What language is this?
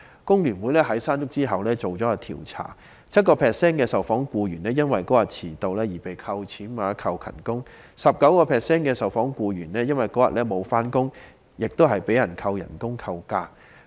Cantonese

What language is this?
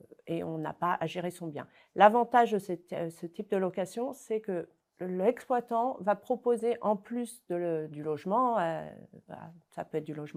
French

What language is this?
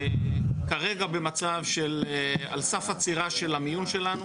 Hebrew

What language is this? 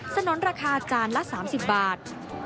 Thai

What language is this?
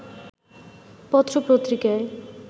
Bangla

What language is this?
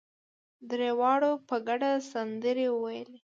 Pashto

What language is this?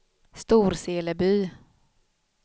Swedish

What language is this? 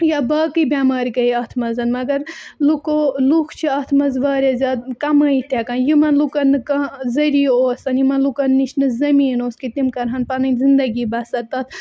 Kashmiri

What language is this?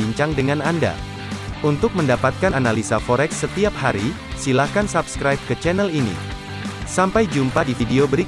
Indonesian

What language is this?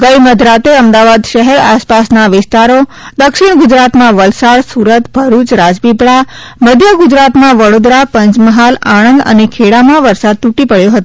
Gujarati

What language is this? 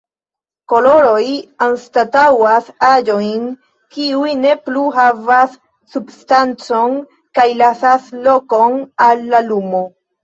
Esperanto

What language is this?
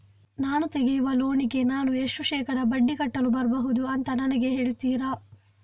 Kannada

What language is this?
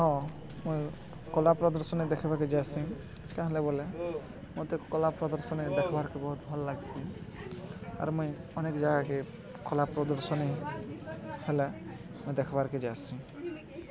Odia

